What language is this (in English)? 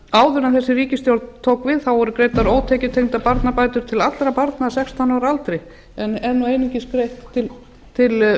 Icelandic